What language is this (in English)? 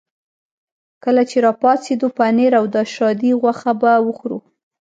Pashto